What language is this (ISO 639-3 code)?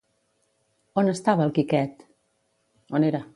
cat